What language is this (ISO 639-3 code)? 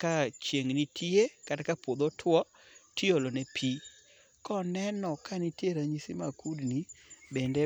luo